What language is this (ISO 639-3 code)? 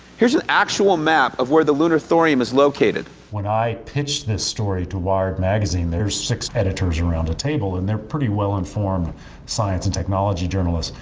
eng